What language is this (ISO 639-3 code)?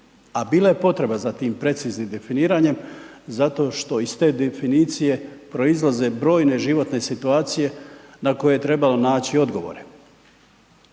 hrv